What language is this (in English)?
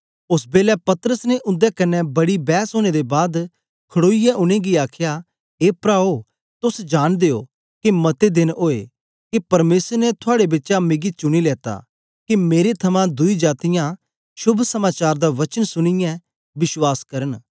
Dogri